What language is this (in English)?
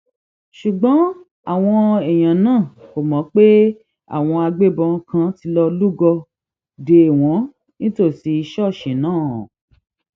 Yoruba